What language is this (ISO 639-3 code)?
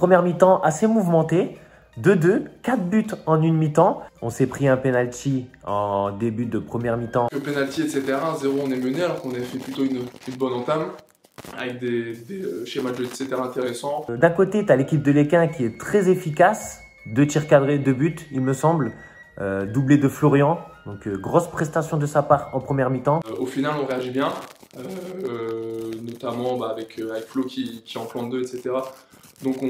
fra